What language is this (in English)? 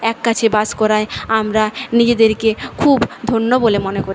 Bangla